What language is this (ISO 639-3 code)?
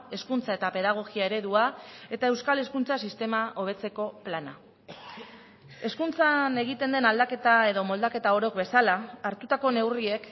eus